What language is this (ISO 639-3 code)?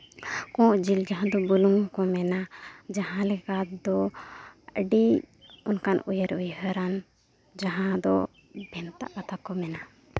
sat